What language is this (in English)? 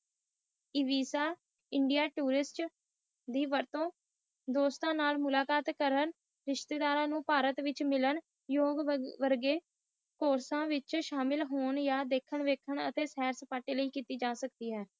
Punjabi